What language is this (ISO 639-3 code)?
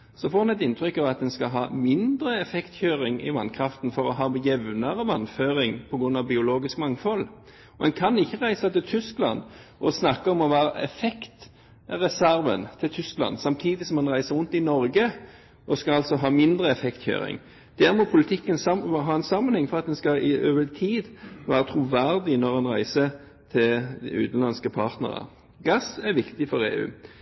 nob